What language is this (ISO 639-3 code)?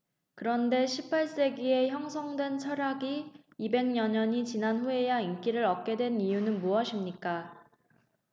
kor